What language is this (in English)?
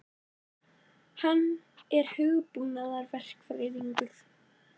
Icelandic